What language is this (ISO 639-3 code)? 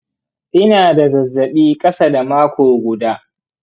hau